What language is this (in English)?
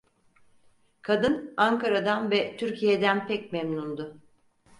Turkish